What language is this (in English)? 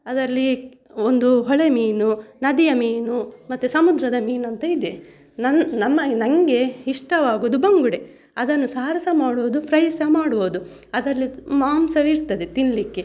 Kannada